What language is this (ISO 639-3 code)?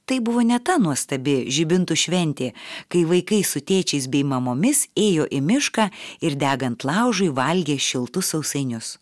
lit